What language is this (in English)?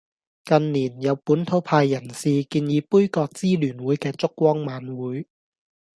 Cantonese